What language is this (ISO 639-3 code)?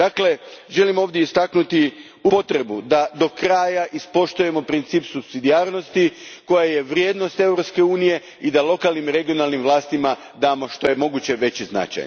hrv